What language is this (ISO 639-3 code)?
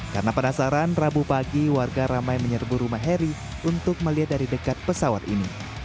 ind